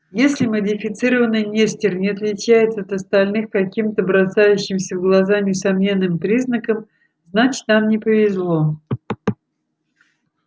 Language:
Russian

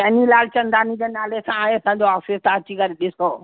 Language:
Sindhi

